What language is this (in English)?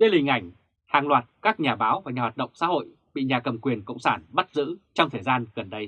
Vietnamese